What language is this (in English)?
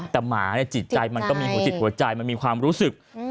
Thai